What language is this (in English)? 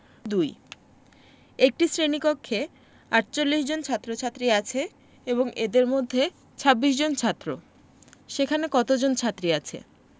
Bangla